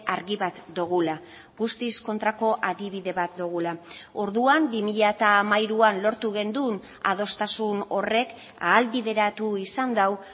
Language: Basque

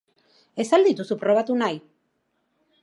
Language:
Basque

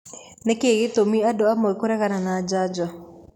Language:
Kikuyu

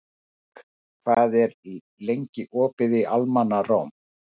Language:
Icelandic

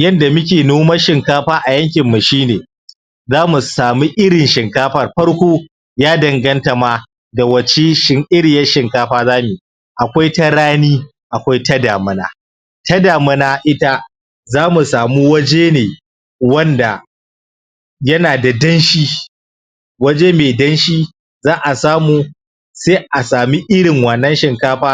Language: Hausa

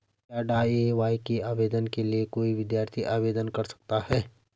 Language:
Hindi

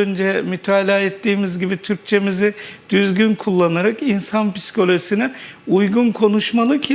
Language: Turkish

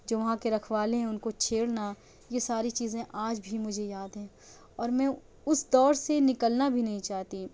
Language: Urdu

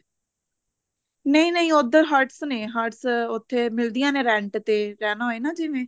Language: Punjabi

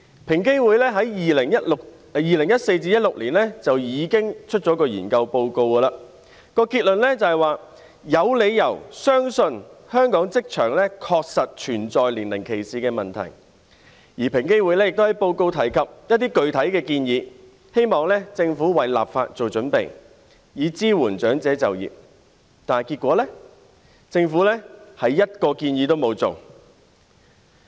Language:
Cantonese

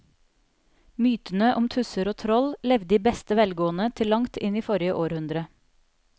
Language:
Norwegian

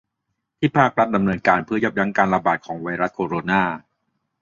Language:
Thai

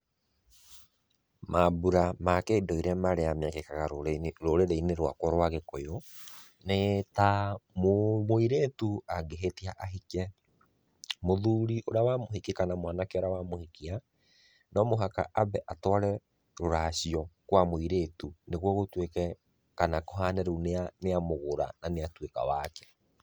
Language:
Kikuyu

